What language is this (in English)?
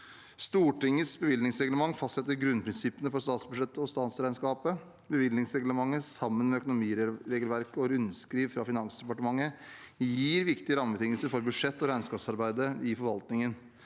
Norwegian